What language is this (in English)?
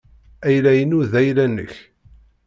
Kabyle